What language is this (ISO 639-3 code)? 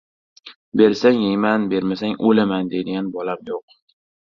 uzb